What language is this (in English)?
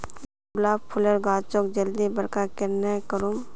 Magahi